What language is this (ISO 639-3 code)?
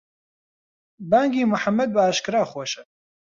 ckb